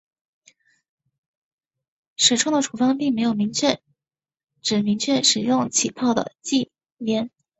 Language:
Chinese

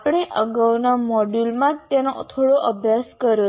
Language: Gujarati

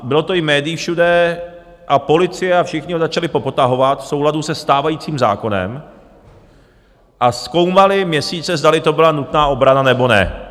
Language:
Czech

